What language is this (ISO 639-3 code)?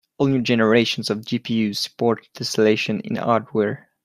eng